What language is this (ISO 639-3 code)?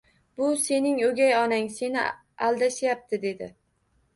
uzb